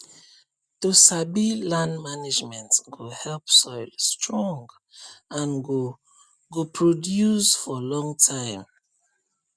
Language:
Nigerian Pidgin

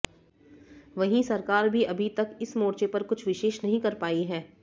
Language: Hindi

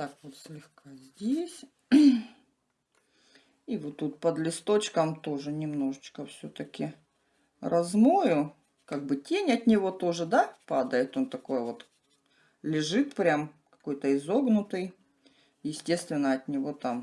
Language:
Russian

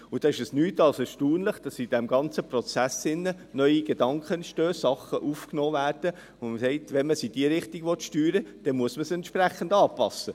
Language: Swiss German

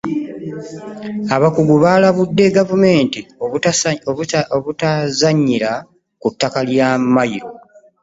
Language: Ganda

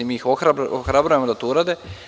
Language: Serbian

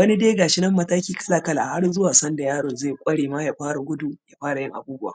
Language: Hausa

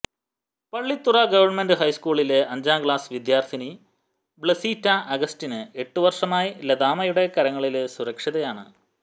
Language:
Malayalam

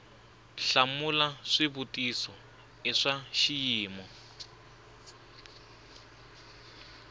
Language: Tsonga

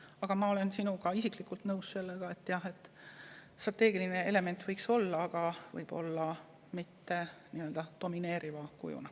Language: Estonian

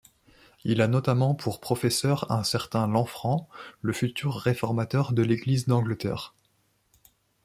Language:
French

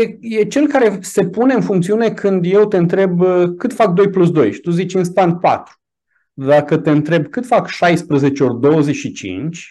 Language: Romanian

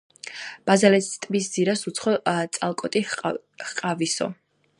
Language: Georgian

